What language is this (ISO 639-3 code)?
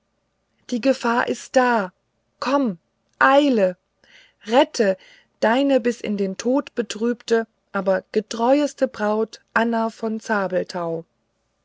deu